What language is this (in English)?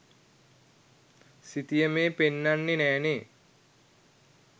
Sinhala